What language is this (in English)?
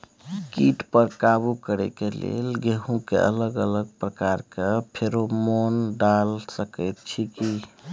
Maithili